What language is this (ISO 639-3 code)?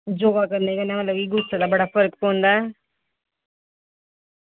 doi